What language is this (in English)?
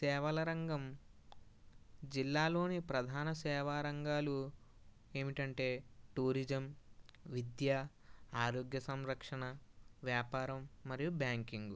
Telugu